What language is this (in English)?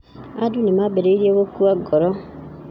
Kikuyu